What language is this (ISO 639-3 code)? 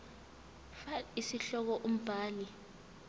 zul